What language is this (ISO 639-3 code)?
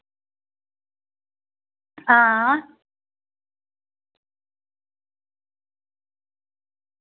doi